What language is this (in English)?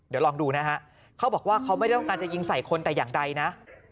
Thai